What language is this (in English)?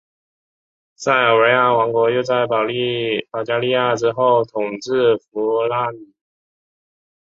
Chinese